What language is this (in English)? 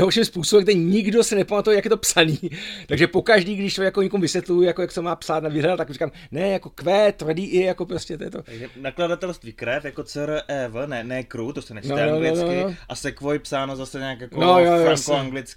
Czech